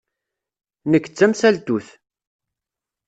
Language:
Kabyle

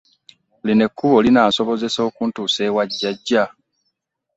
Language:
Ganda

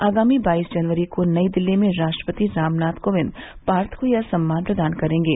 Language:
Hindi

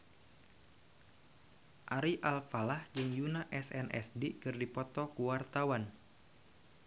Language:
Sundanese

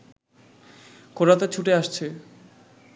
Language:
Bangla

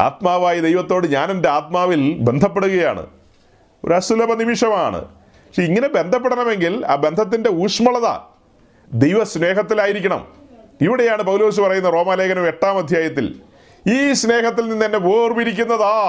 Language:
Malayalam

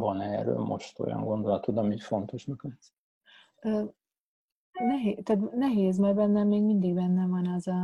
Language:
Hungarian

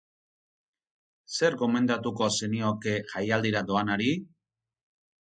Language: Basque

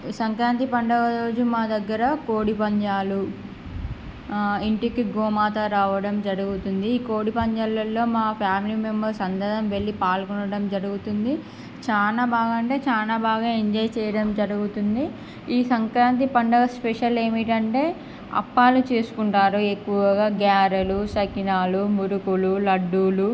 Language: Telugu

